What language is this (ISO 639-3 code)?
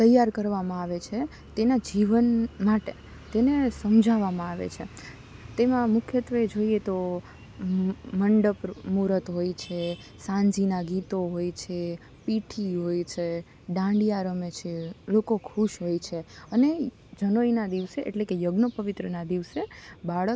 guj